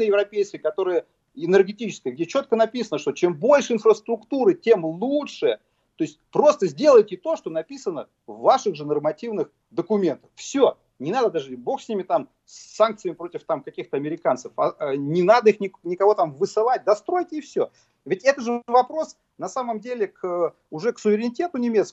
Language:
Russian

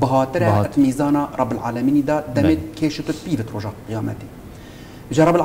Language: Arabic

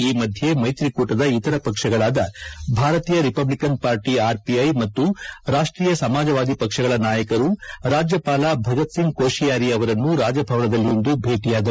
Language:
Kannada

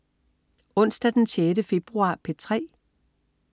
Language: Danish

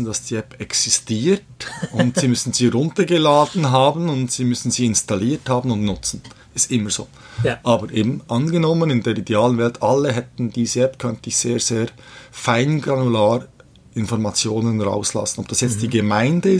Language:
German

